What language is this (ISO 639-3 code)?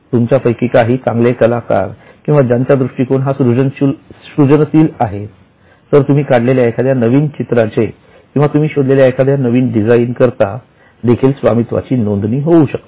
mar